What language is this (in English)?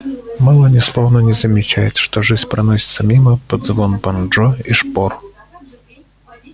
Russian